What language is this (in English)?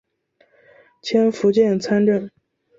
Chinese